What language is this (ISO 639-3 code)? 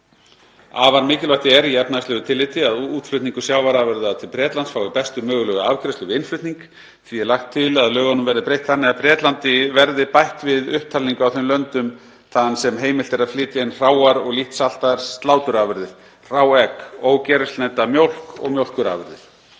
isl